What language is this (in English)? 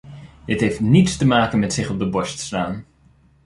Dutch